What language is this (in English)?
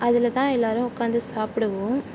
Tamil